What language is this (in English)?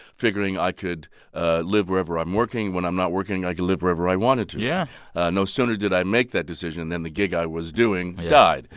English